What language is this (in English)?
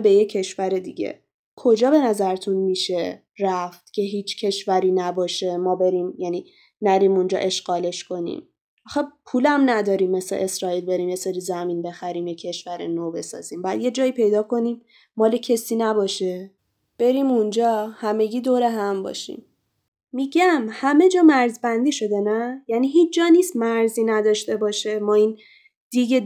Persian